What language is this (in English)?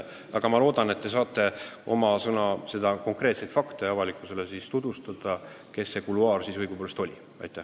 Estonian